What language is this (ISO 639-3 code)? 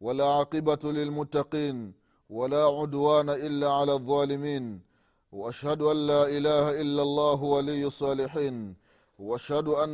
swa